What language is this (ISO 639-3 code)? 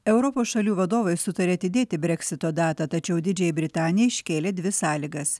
lit